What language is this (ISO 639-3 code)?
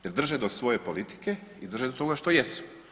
hrv